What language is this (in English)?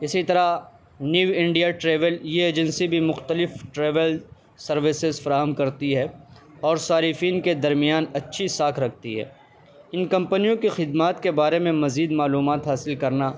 Urdu